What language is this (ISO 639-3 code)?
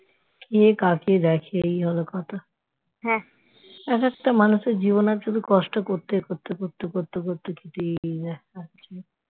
ben